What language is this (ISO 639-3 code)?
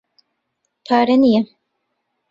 ckb